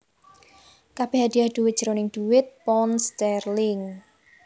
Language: Javanese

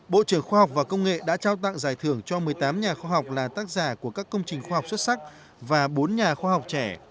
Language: Vietnamese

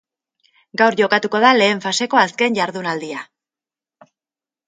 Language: Basque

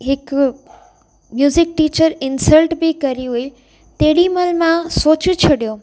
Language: Sindhi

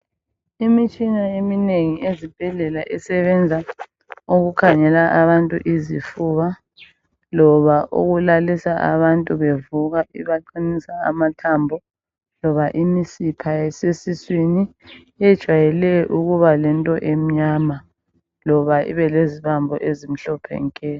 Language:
North Ndebele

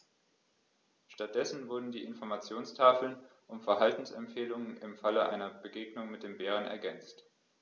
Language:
German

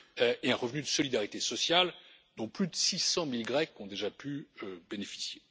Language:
French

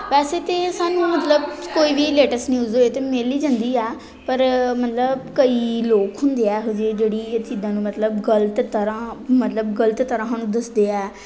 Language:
Punjabi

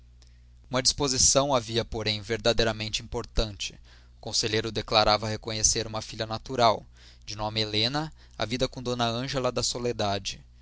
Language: Portuguese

